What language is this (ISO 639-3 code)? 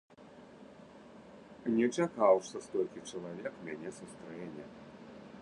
bel